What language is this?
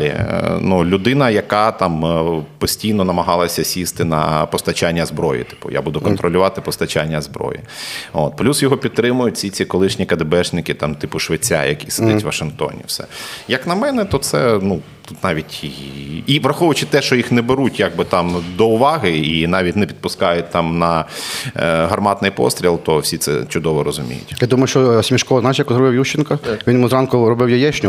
Ukrainian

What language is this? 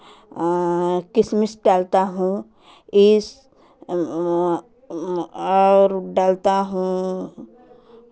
Hindi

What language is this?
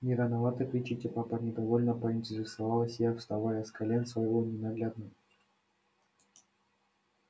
Russian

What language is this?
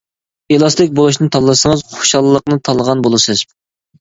Uyghur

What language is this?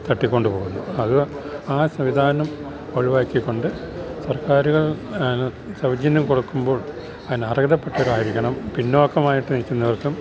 Malayalam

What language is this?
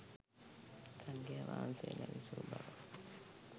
Sinhala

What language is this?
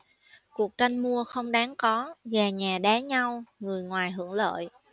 Vietnamese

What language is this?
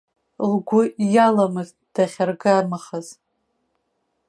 Abkhazian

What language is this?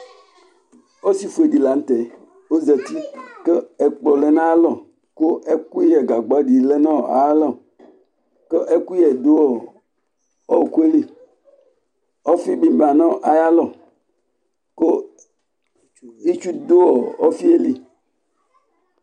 Ikposo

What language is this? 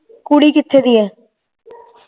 Punjabi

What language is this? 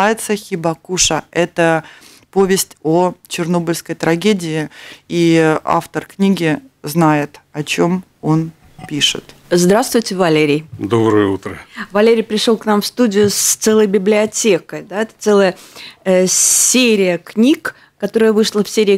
Russian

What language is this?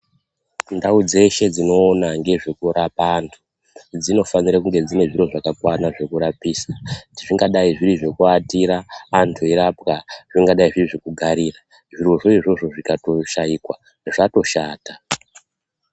Ndau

